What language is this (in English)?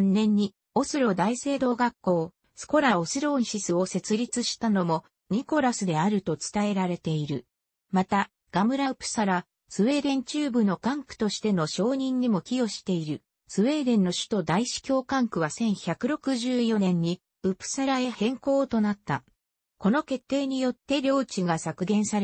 Japanese